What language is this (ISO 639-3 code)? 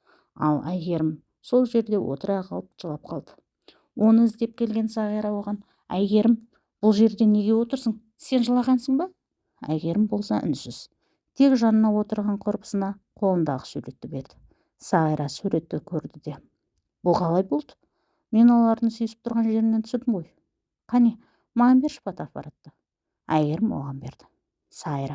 tur